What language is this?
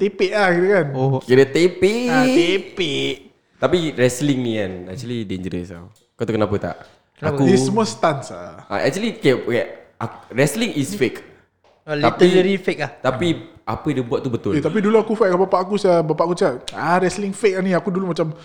Malay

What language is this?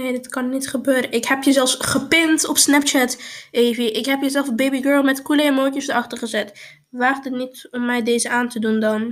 Dutch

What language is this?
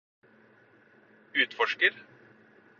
Norwegian Bokmål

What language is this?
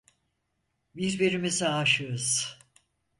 Turkish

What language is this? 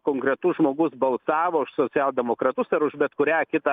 Lithuanian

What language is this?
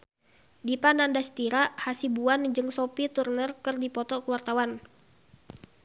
Sundanese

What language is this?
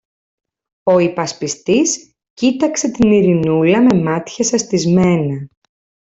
Greek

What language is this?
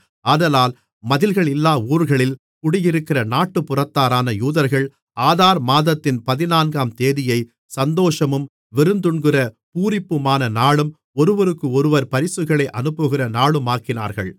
Tamil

